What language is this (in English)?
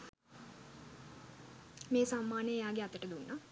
Sinhala